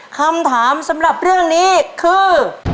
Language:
Thai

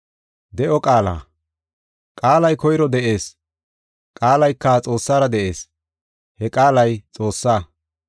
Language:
Gofa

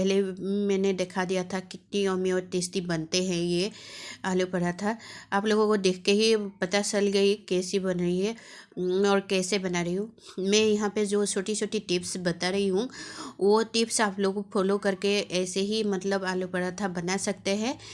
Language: Hindi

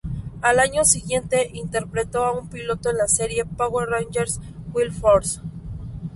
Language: Spanish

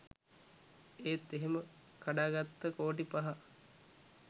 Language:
Sinhala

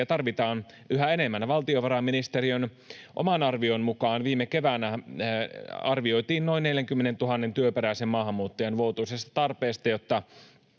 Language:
Finnish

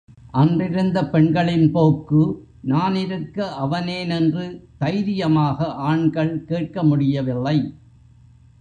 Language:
Tamil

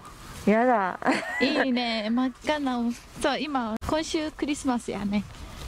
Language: Japanese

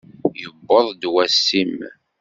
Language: Kabyle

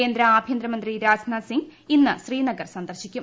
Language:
Malayalam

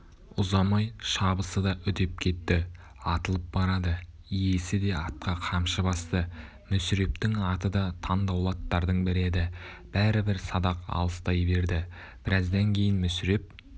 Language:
Kazakh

